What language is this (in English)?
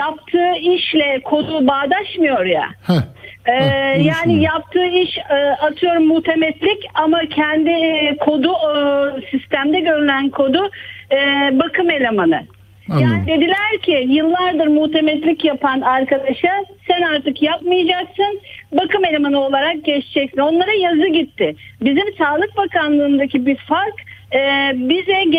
Turkish